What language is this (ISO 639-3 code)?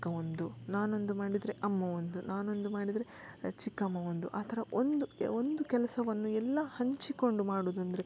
kan